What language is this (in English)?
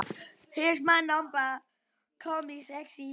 Icelandic